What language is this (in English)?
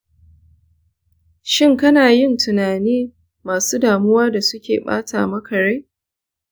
Hausa